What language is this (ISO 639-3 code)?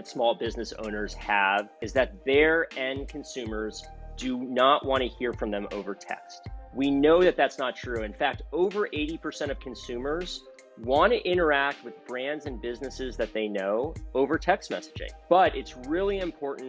eng